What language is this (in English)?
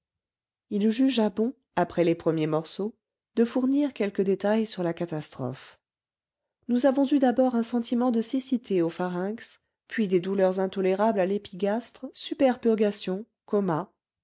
French